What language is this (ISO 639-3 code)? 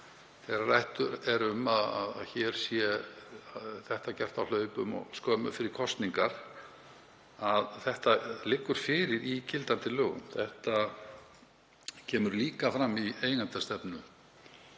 isl